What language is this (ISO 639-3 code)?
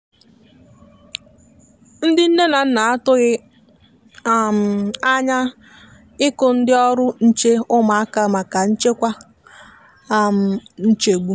ibo